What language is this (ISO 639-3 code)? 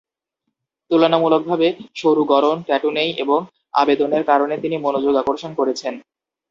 ben